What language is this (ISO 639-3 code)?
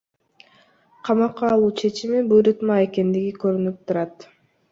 kir